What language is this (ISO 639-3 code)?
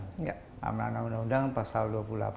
ind